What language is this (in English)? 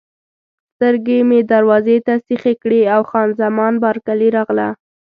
Pashto